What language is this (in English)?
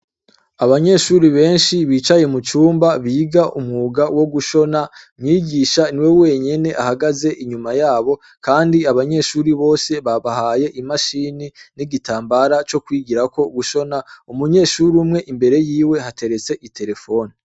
Rundi